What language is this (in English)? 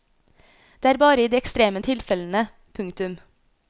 Norwegian